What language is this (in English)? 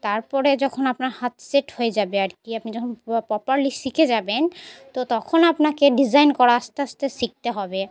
Bangla